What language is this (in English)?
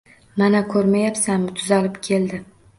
Uzbek